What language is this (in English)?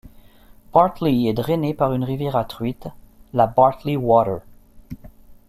French